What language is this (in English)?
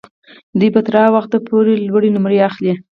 Pashto